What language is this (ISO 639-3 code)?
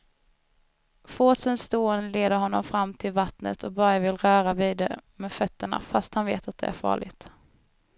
swe